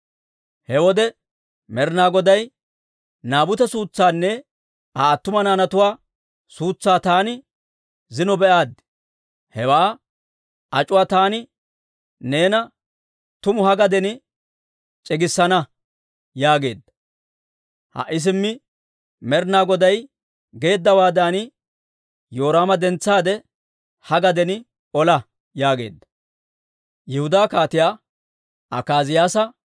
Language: Dawro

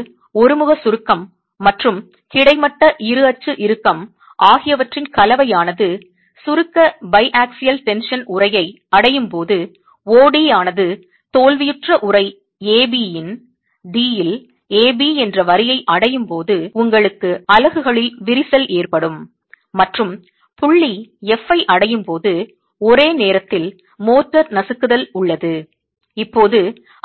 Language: Tamil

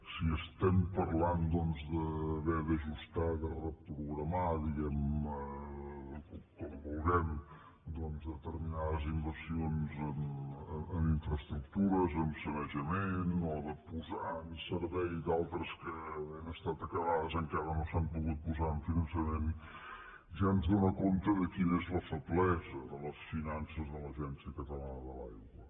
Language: Catalan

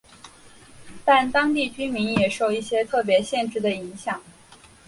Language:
Chinese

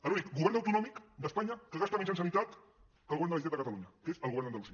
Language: Catalan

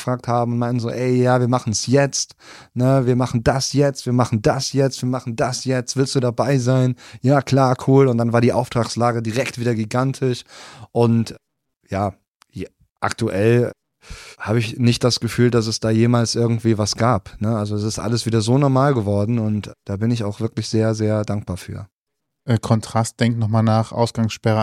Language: German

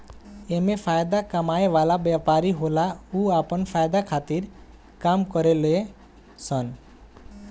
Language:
Bhojpuri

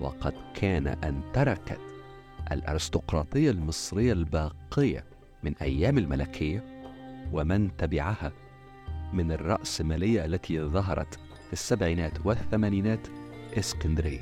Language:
Arabic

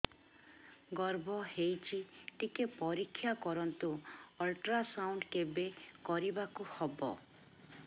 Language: Odia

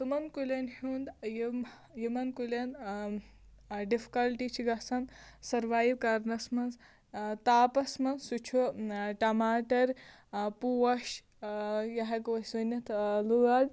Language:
Kashmiri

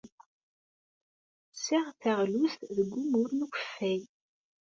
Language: Kabyle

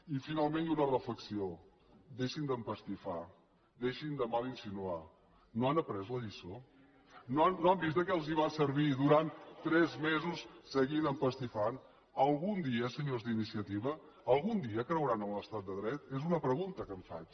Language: Catalan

